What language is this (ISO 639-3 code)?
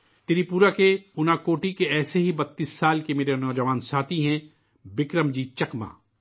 urd